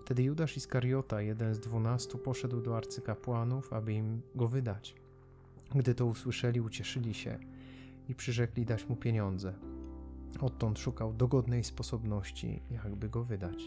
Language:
Polish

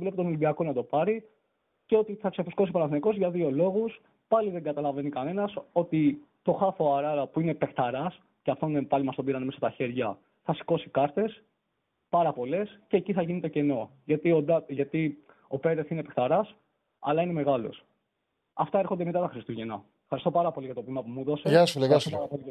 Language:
Greek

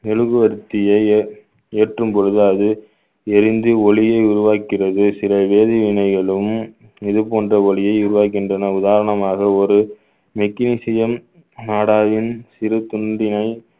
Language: Tamil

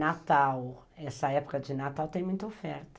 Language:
Portuguese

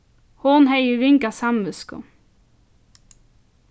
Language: Faroese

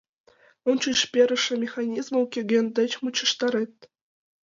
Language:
Mari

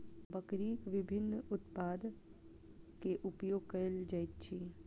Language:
Maithili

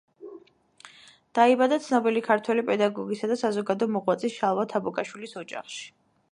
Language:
Georgian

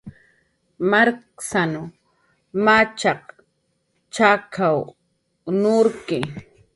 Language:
Jaqaru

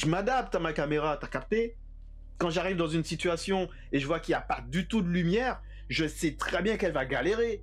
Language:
French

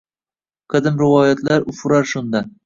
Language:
Uzbek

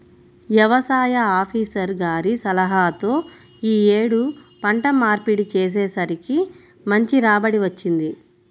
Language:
Telugu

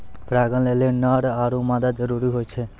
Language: Maithili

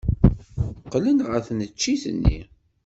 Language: Kabyle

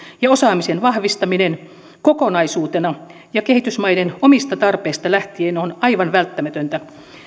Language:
Finnish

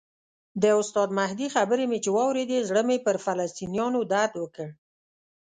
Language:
Pashto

